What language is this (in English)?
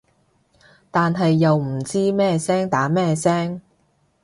Cantonese